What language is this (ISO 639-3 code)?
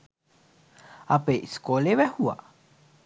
sin